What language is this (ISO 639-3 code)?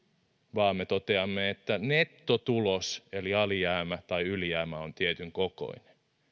fin